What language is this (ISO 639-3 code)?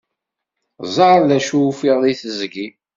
kab